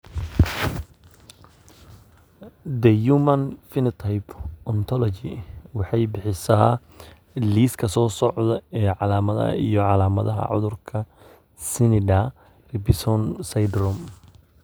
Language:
Somali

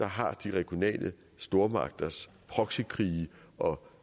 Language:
Danish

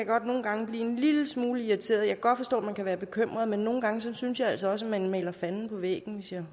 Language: Danish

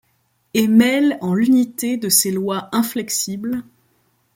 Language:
French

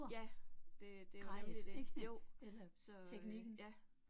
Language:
Danish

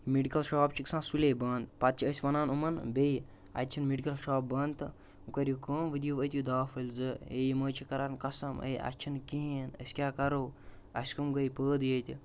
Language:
Kashmiri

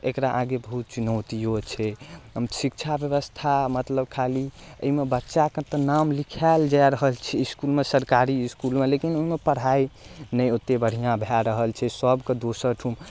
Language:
Maithili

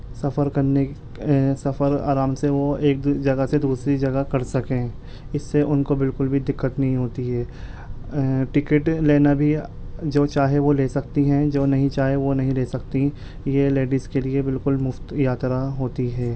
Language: Urdu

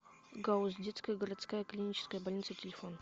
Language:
Russian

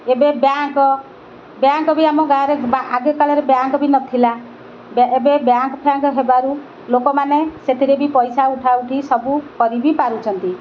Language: Odia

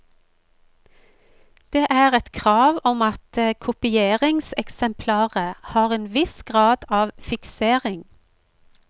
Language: Norwegian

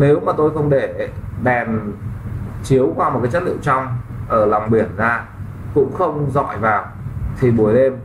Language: Vietnamese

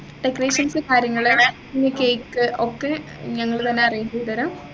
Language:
Malayalam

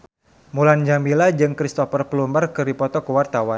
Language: Sundanese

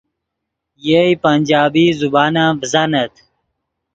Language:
Yidgha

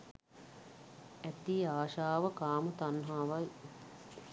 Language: Sinhala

